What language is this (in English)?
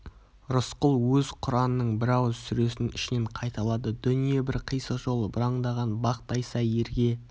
Kazakh